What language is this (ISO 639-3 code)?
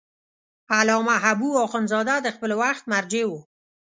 pus